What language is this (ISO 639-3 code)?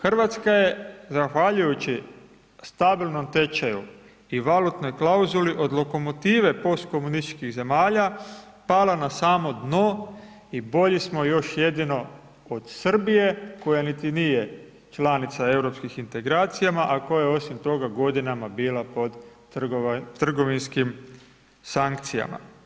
hrv